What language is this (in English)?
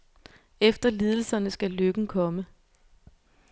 Danish